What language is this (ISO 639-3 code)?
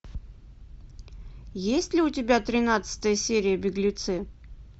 rus